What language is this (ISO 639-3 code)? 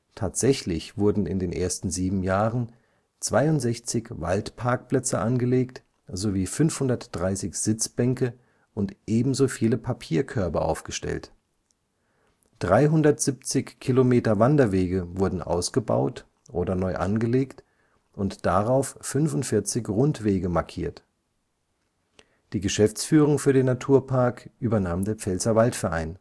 deu